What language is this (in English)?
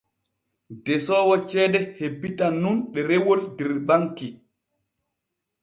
Borgu Fulfulde